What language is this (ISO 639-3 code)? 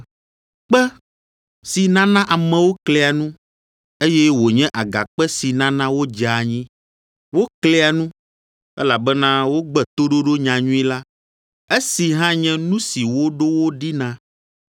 ewe